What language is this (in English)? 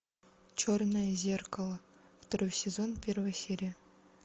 Russian